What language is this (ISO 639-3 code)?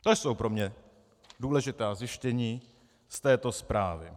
ces